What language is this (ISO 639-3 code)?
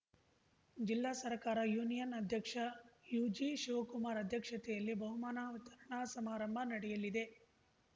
kan